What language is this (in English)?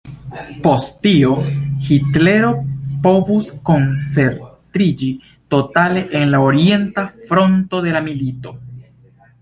Esperanto